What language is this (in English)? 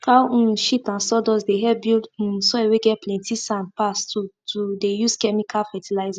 Nigerian Pidgin